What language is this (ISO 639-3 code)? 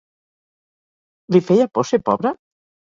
cat